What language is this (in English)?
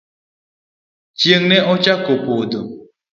Luo (Kenya and Tanzania)